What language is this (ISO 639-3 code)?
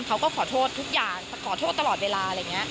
tha